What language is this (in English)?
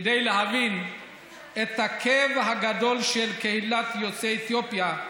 Hebrew